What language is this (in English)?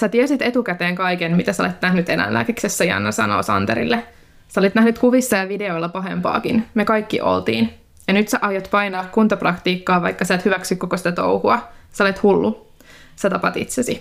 Finnish